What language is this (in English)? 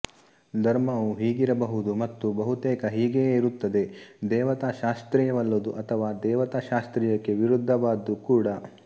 Kannada